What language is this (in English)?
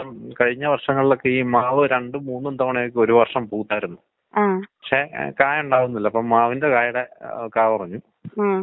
Malayalam